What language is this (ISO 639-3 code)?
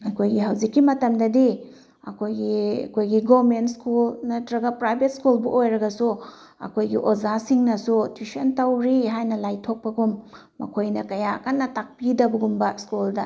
mni